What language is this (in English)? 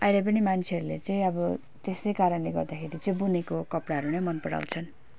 Nepali